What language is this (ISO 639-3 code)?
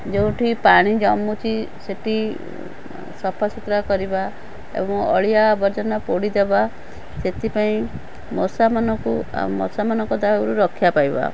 ori